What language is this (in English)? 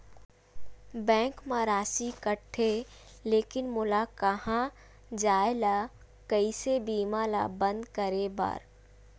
Chhattisgarhi